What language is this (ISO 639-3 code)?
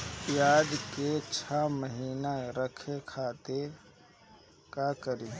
bho